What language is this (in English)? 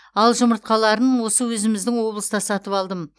Kazakh